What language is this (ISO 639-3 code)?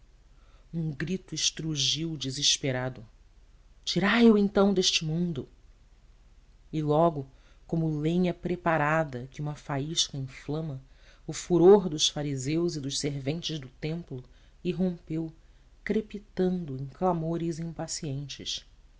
por